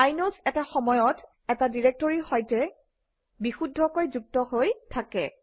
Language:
Assamese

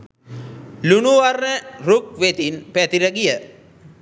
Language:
Sinhala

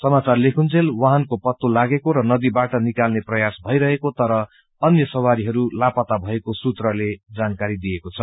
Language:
Nepali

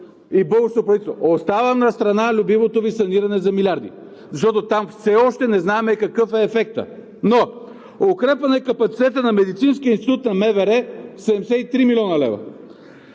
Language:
Bulgarian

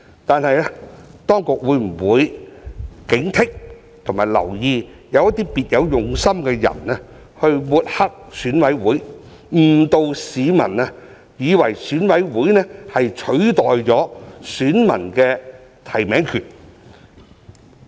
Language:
Cantonese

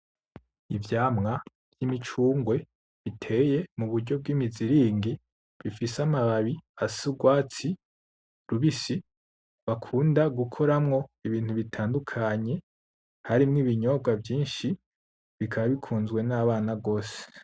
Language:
Rundi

